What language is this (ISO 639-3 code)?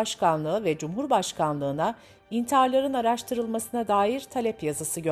tur